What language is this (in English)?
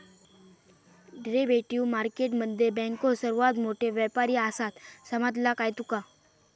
Marathi